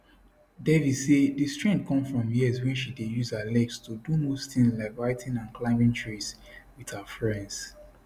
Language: Nigerian Pidgin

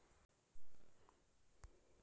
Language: Hindi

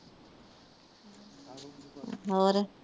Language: Punjabi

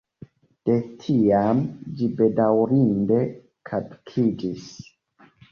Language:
Esperanto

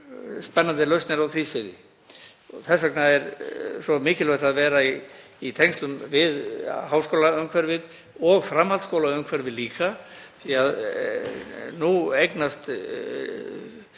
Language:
Icelandic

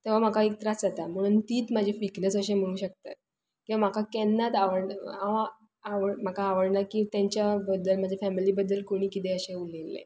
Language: Konkani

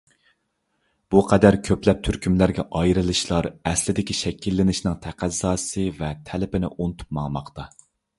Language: Uyghur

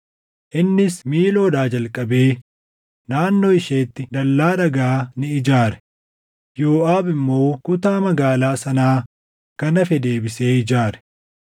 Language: Oromo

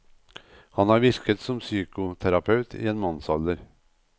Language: Norwegian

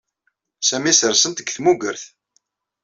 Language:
Kabyle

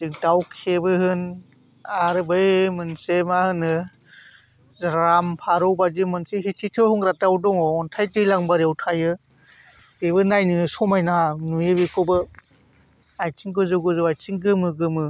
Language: Bodo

